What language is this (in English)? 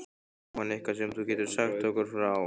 Icelandic